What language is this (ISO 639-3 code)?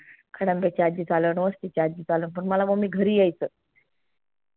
mar